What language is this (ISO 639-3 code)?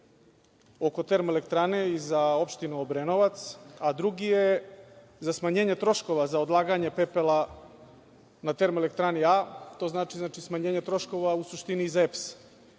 srp